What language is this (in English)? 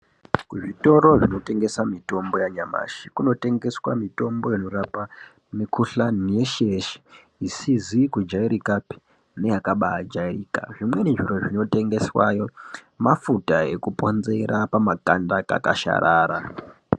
Ndau